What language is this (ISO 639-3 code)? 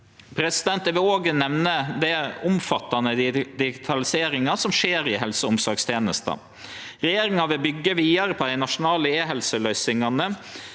nor